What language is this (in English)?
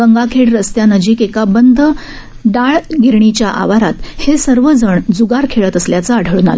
Marathi